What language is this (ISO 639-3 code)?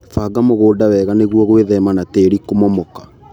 kik